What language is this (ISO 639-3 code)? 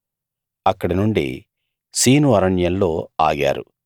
tel